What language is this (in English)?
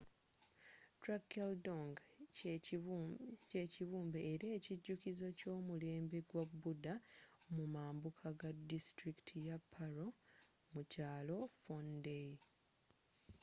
Ganda